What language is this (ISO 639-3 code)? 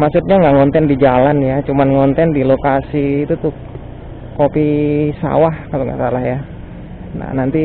ind